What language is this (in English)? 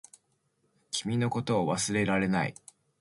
Japanese